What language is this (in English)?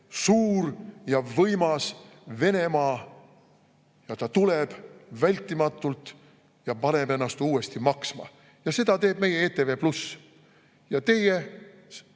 Estonian